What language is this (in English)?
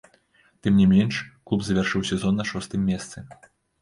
Belarusian